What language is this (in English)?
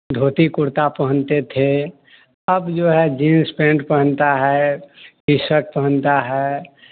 Hindi